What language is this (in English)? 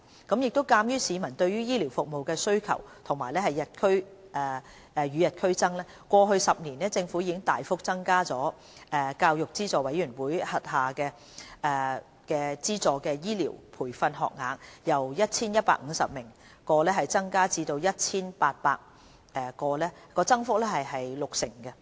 Cantonese